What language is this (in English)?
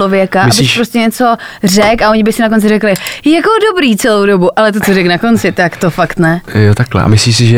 Czech